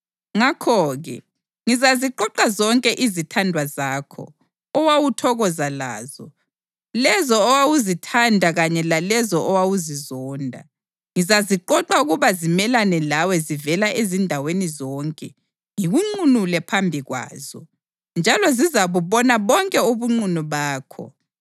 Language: North Ndebele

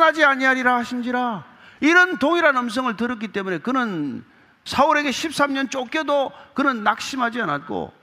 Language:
Korean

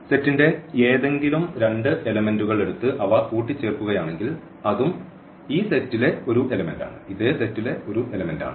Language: Malayalam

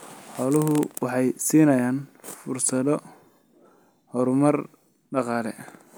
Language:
Somali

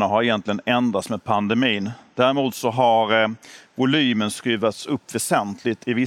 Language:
Swedish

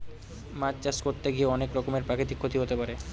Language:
Bangla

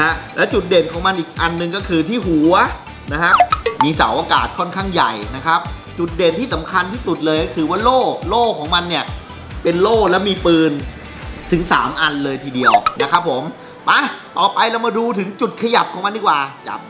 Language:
Thai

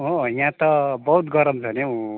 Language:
Nepali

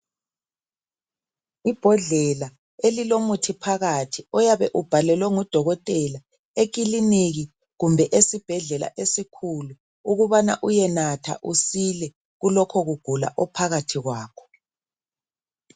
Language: North Ndebele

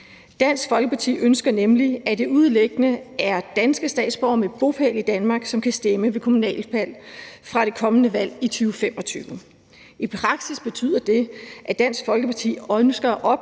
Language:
Danish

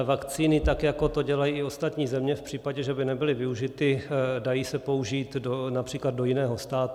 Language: Czech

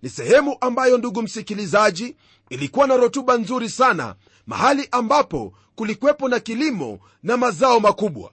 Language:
Swahili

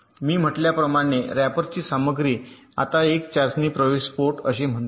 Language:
Marathi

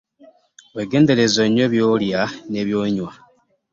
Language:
Ganda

